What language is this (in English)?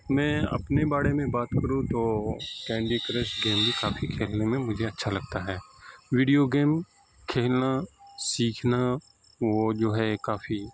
Urdu